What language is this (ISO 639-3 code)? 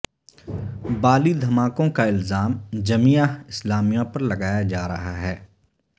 urd